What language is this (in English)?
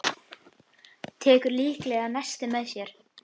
Icelandic